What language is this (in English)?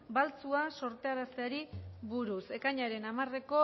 Basque